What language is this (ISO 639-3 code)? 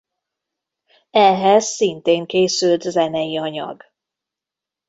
hun